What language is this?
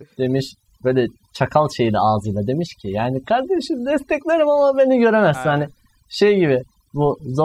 Turkish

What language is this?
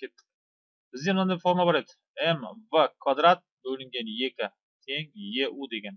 Turkish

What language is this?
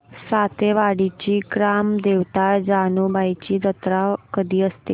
Marathi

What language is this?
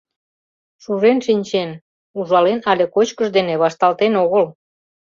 Mari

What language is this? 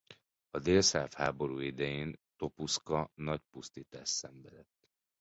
Hungarian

